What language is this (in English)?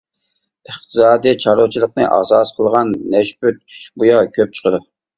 Uyghur